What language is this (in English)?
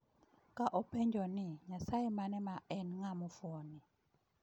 Luo (Kenya and Tanzania)